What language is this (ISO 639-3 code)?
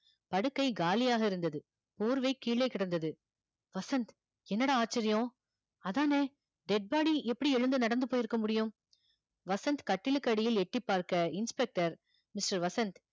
tam